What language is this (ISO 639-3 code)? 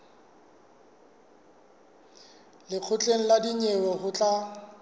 sot